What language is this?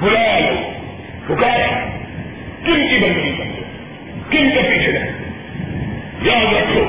Urdu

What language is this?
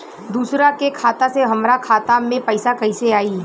Bhojpuri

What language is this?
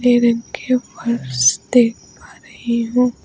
Hindi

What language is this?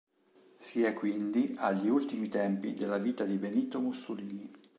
Italian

